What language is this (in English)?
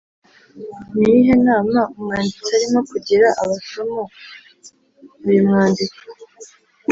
Kinyarwanda